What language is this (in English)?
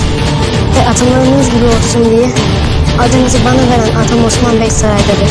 Turkish